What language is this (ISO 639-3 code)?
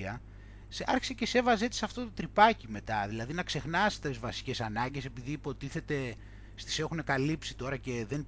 ell